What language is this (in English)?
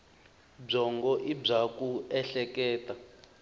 Tsonga